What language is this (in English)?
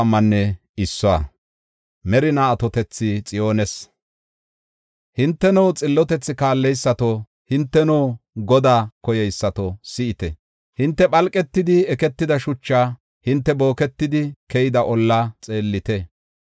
Gofa